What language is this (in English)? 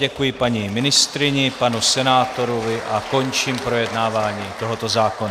Czech